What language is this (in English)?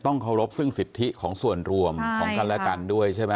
Thai